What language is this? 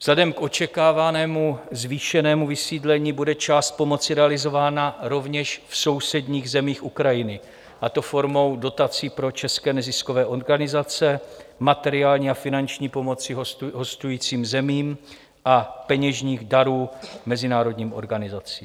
Czech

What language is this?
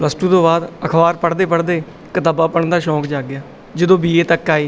Punjabi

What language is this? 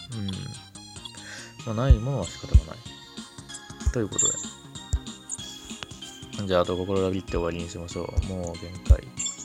Japanese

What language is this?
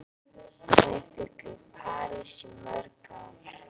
Icelandic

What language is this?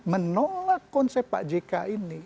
Indonesian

